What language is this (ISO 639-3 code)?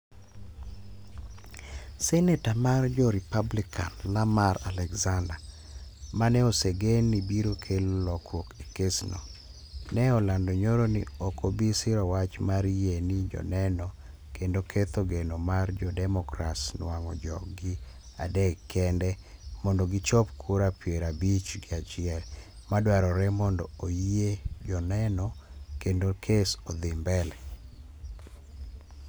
luo